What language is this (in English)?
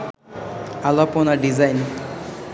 Bangla